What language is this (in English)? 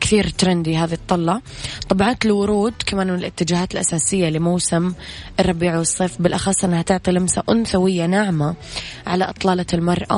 Arabic